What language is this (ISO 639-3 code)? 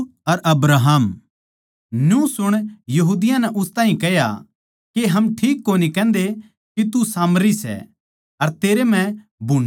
bgc